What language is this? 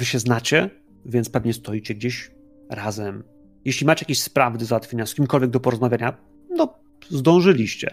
Polish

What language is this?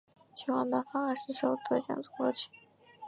Chinese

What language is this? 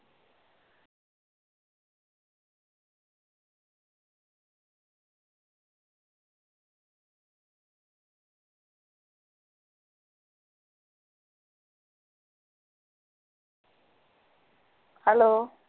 Punjabi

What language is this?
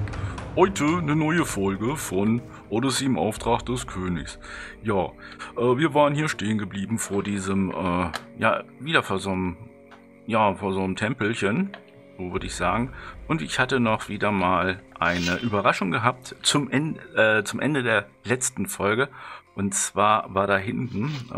German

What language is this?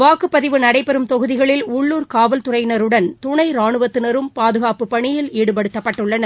Tamil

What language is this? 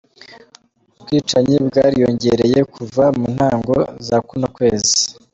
Kinyarwanda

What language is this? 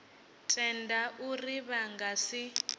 Venda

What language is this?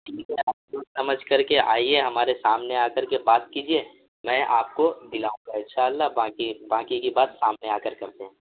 Urdu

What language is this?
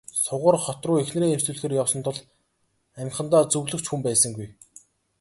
Mongolian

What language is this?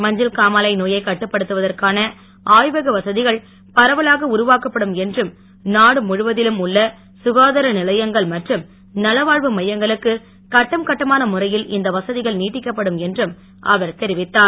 Tamil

